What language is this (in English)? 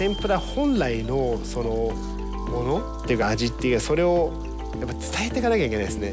Japanese